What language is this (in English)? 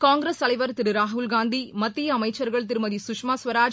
Tamil